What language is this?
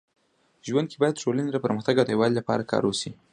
Pashto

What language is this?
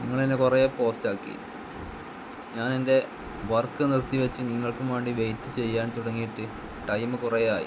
Malayalam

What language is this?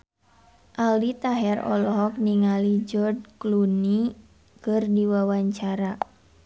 Sundanese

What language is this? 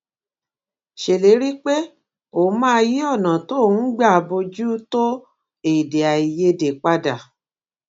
Yoruba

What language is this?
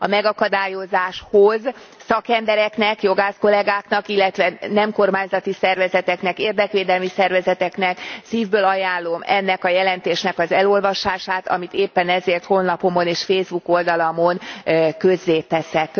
Hungarian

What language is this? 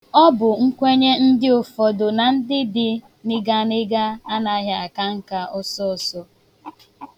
Igbo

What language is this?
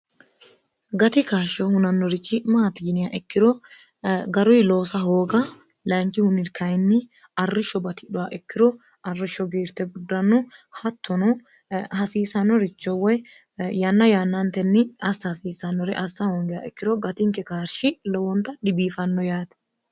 Sidamo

